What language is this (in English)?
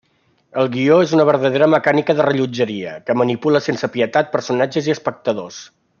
Catalan